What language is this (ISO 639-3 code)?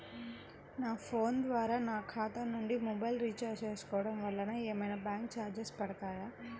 tel